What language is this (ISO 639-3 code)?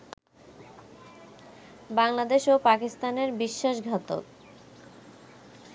ben